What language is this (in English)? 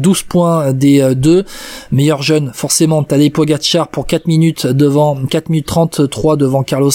French